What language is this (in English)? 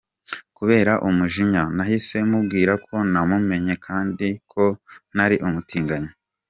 Kinyarwanda